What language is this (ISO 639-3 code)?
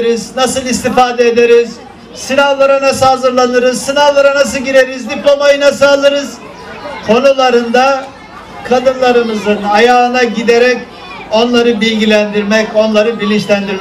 tur